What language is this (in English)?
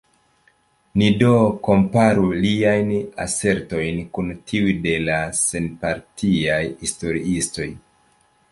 Esperanto